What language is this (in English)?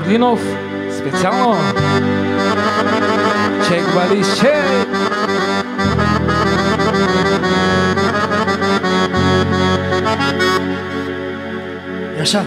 Turkish